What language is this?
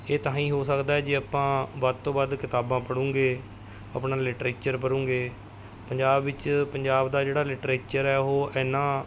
Punjabi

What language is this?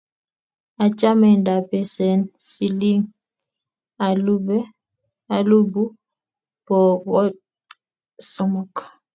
Kalenjin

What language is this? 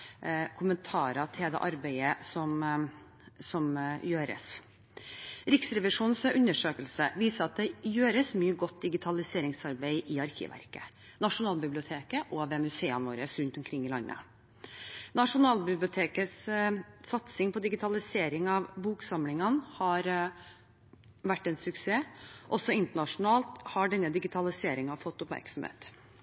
Norwegian Bokmål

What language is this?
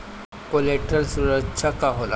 Bhojpuri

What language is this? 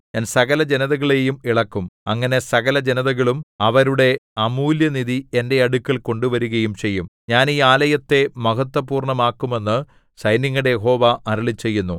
Malayalam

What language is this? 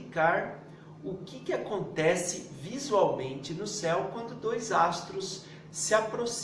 Portuguese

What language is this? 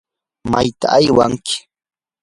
Yanahuanca Pasco Quechua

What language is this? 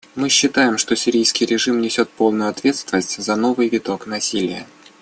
Russian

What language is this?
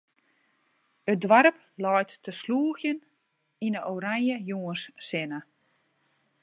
Western Frisian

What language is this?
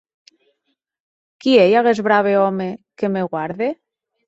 Occitan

